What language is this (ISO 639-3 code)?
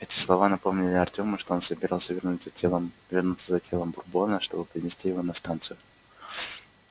rus